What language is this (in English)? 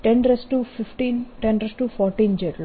Gujarati